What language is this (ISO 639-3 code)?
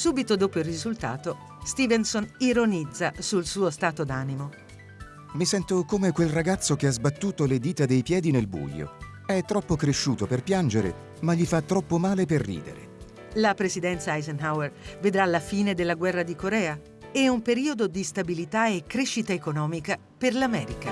ita